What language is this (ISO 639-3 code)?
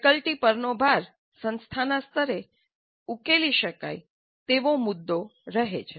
guj